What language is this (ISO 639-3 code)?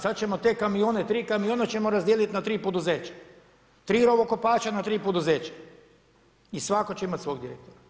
hrv